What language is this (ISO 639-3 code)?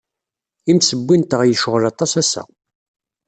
kab